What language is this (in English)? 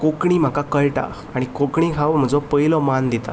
Konkani